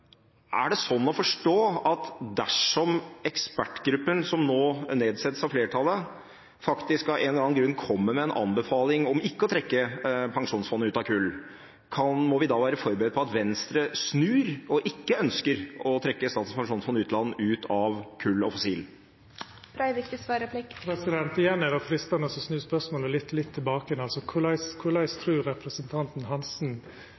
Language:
Norwegian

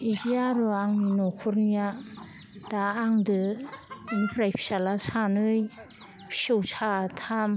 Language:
Bodo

